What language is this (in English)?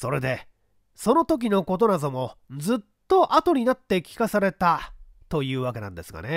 Japanese